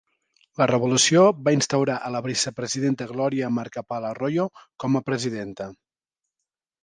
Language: Catalan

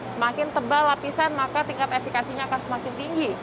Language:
Indonesian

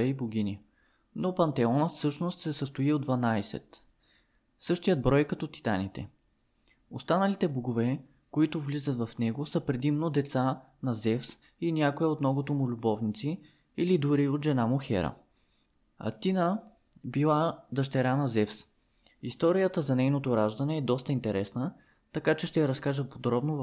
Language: Bulgarian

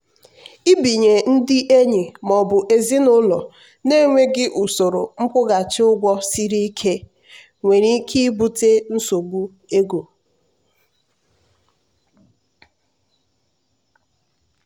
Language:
Igbo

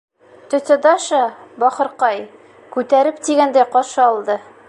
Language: Bashkir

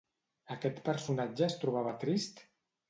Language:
Catalan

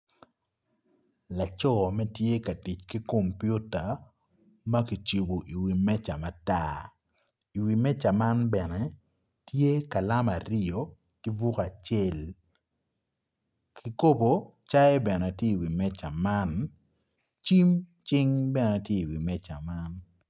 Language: Acoli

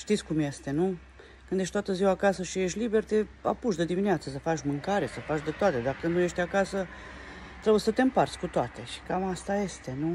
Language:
Romanian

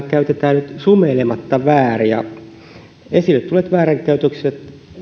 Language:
Finnish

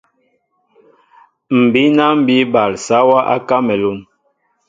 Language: Mbo (Cameroon)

